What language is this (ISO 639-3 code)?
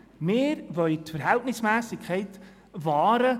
gsw